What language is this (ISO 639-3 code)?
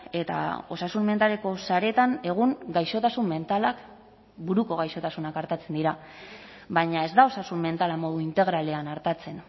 eus